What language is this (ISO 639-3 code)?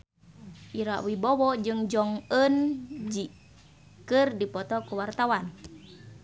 sun